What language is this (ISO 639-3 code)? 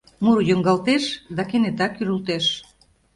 chm